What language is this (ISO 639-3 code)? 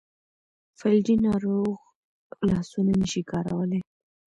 pus